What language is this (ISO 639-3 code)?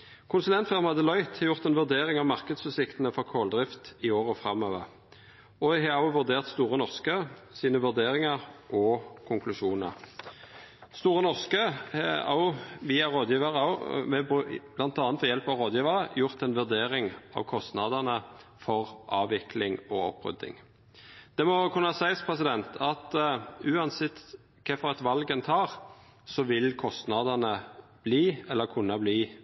nno